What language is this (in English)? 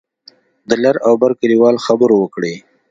Pashto